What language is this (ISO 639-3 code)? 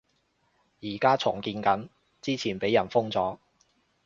yue